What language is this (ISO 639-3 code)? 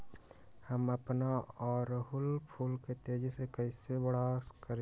mag